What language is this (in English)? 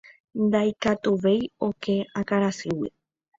Guarani